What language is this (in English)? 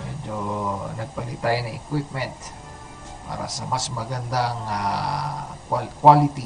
Filipino